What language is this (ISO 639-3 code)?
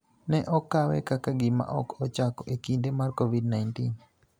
luo